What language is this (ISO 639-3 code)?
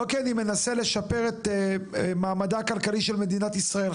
heb